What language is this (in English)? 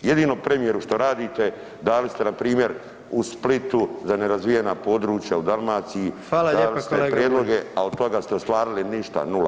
Croatian